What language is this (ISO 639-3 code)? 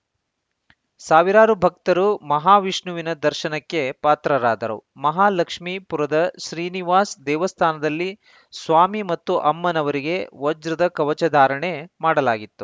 kan